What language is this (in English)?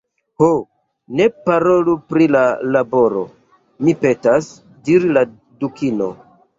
Esperanto